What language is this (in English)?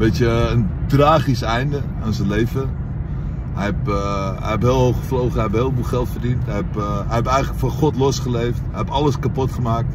Dutch